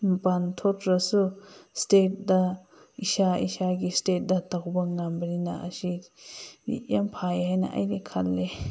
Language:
Manipuri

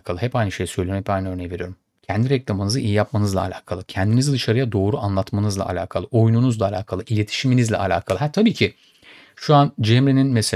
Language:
Turkish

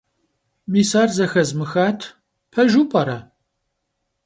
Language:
Kabardian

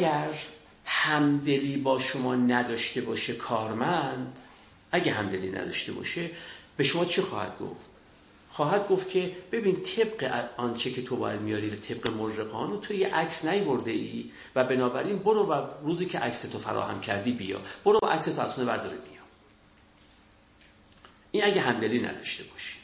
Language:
Persian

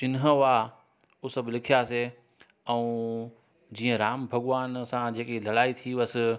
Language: Sindhi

